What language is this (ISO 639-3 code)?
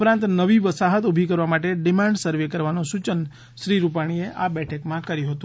guj